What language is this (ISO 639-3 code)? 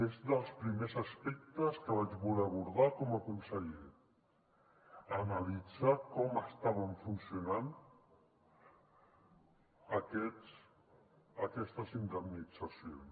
cat